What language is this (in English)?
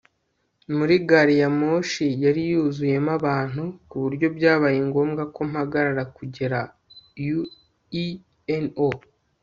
Kinyarwanda